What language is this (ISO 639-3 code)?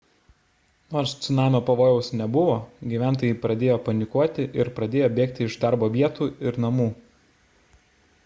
lit